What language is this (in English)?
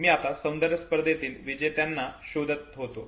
Marathi